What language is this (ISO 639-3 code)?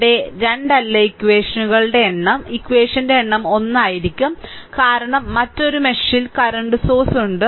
mal